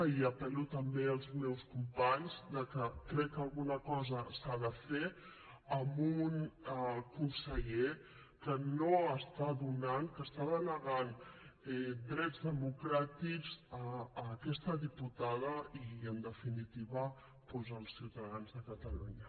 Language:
Catalan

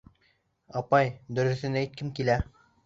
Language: Bashkir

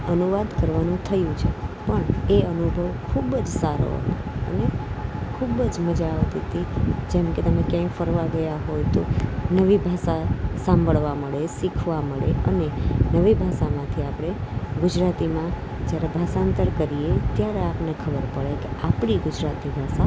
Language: Gujarati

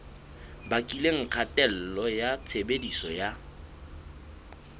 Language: Southern Sotho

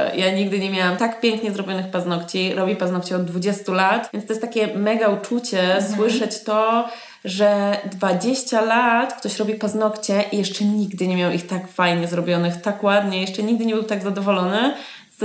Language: Polish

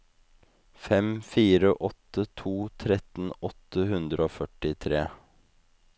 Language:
Norwegian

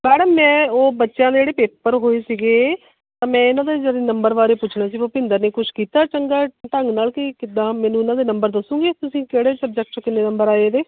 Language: Punjabi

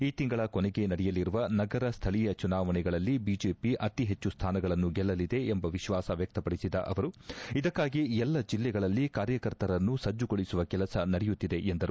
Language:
Kannada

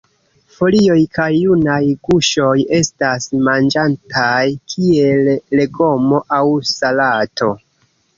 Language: Esperanto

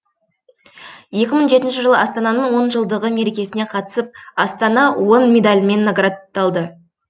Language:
Kazakh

